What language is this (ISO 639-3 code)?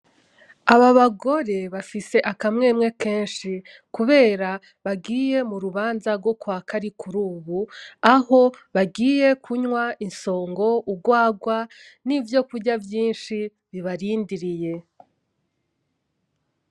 run